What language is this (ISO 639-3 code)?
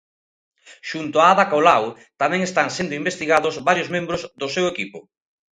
glg